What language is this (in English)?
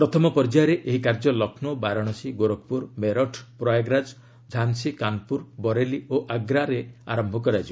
Odia